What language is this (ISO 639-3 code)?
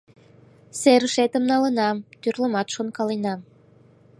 chm